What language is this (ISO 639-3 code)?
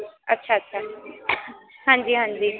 pan